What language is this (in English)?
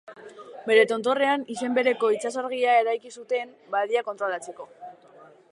Basque